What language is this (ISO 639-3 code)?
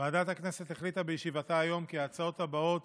heb